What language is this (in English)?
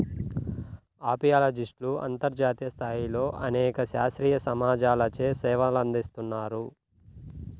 Telugu